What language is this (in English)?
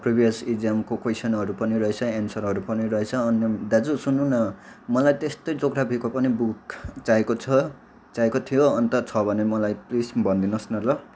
Nepali